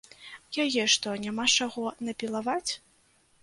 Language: Belarusian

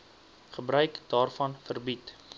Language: Afrikaans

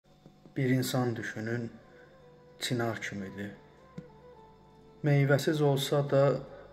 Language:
Turkish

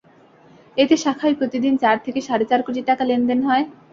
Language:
Bangla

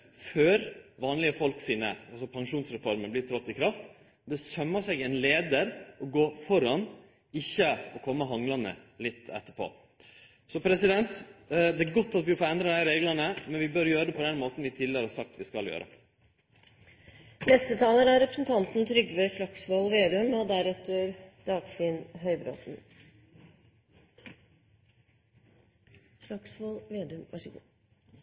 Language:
Norwegian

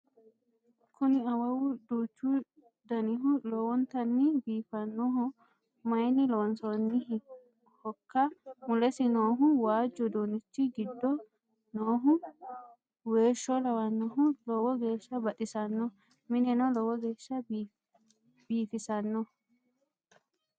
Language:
Sidamo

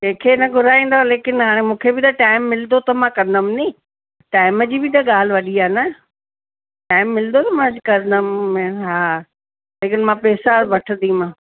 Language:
Sindhi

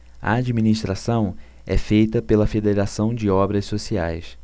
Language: Portuguese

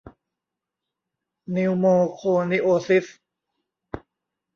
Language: Thai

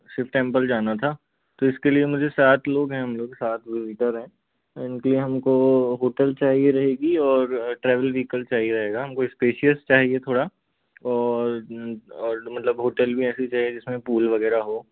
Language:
Hindi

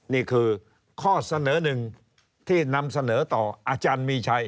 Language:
Thai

